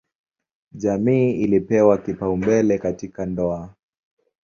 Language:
Swahili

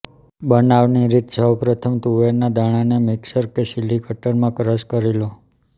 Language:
Gujarati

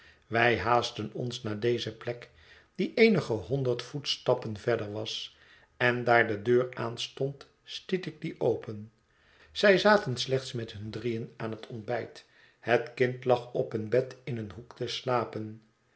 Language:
Dutch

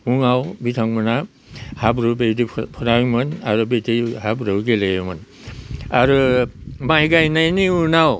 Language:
Bodo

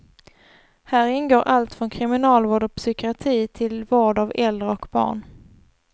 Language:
Swedish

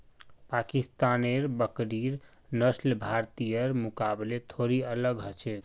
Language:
Magahi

